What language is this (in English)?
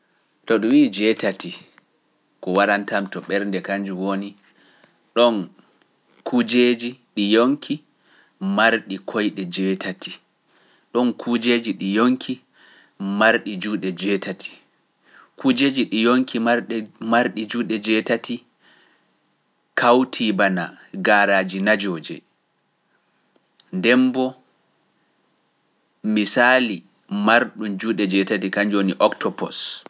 Pular